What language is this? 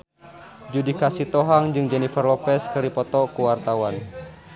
Sundanese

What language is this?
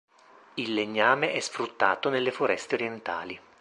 Italian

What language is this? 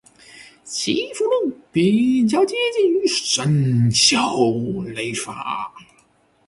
Chinese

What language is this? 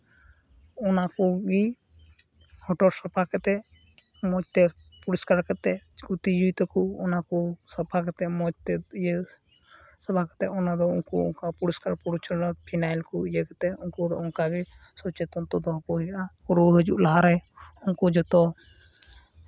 Santali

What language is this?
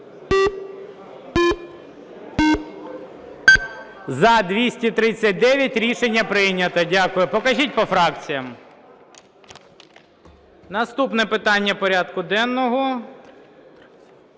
Ukrainian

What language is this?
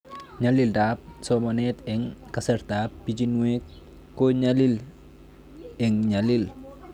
Kalenjin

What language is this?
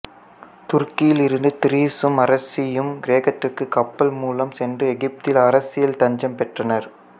Tamil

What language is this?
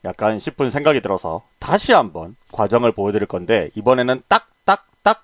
Korean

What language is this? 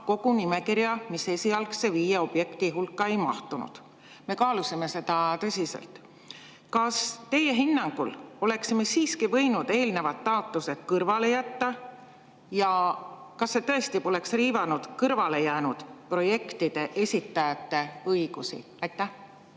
Estonian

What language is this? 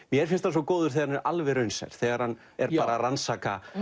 Icelandic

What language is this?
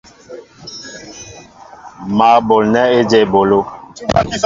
Mbo (Cameroon)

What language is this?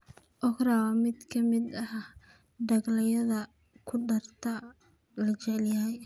Somali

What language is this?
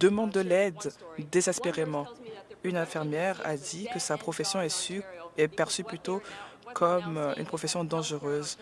French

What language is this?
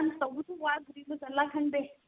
Manipuri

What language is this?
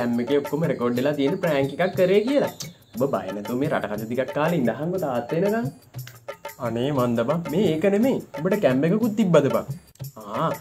Indonesian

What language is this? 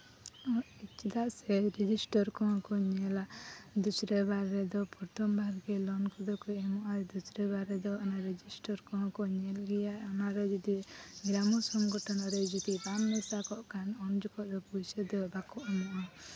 Santali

